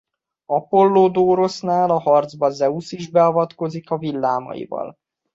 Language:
Hungarian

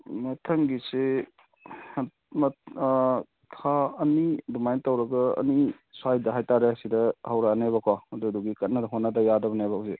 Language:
Manipuri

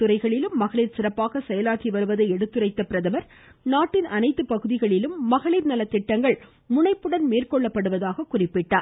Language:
Tamil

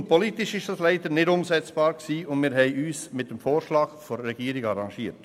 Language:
Swiss German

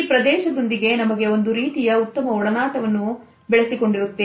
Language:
Kannada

